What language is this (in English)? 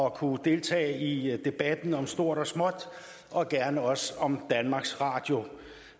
Danish